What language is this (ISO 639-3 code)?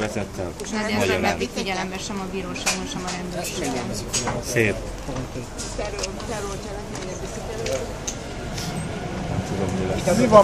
hun